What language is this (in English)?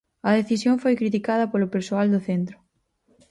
Galician